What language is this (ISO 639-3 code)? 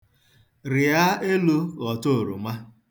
ibo